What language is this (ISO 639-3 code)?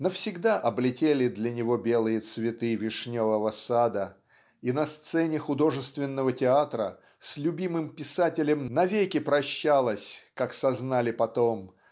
rus